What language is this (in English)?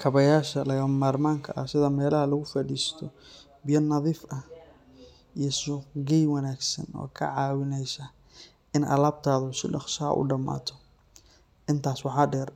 Somali